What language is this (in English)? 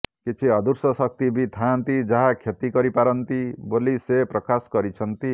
Odia